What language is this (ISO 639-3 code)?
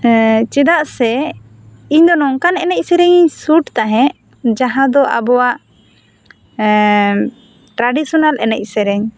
sat